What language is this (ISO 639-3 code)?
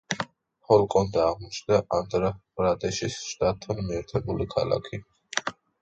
kat